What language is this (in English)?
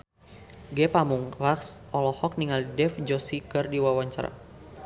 Sundanese